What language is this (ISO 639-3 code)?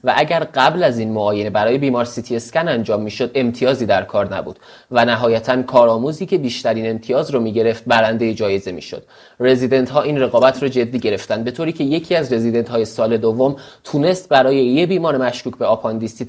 fas